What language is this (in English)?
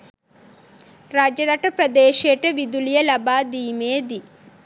Sinhala